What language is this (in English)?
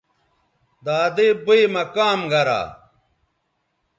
Bateri